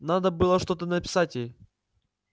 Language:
Russian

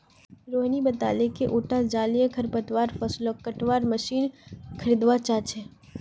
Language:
Magahi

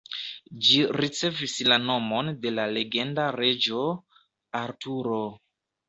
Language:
Esperanto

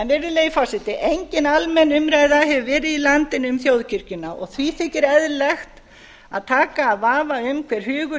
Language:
Icelandic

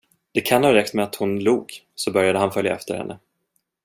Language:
Swedish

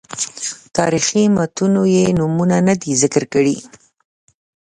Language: Pashto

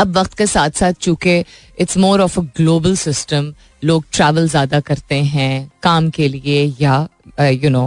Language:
Hindi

